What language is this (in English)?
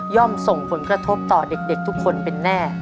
Thai